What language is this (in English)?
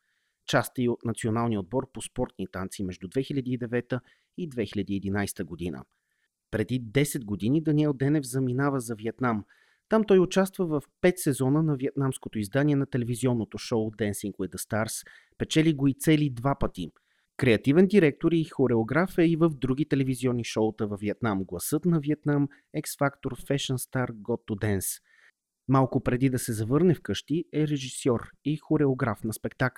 Bulgarian